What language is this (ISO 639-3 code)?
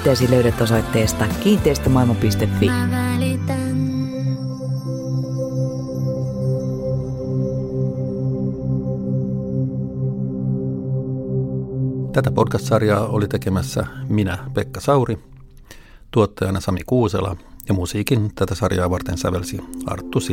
fin